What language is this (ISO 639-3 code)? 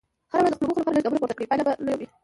pus